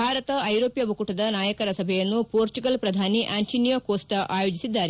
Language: Kannada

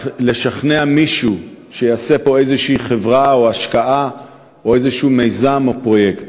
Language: Hebrew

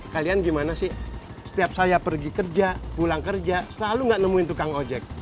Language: Indonesian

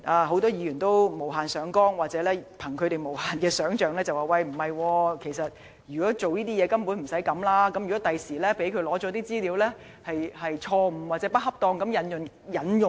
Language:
Cantonese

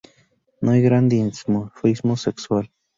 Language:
Spanish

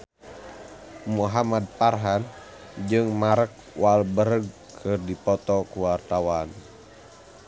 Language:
Sundanese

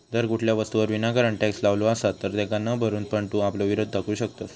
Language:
Marathi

